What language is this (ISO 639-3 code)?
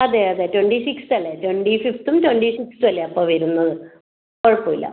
mal